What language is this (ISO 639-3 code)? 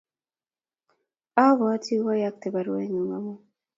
kln